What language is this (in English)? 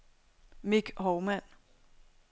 Danish